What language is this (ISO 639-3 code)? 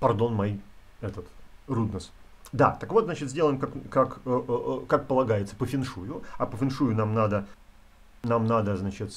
rus